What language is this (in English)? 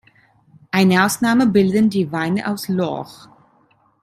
German